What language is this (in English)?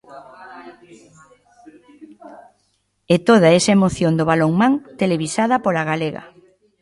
Galician